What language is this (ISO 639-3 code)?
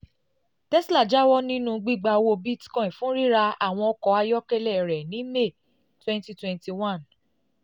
yor